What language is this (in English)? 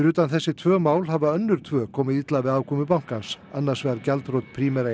Icelandic